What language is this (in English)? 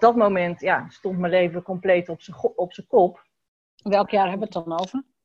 Dutch